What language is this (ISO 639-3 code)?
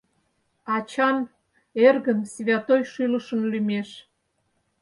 chm